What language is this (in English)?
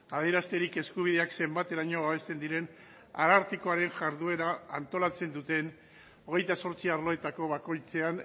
Basque